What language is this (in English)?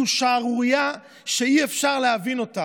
Hebrew